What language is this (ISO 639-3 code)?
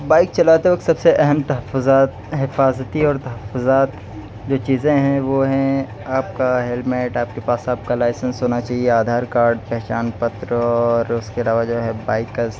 urd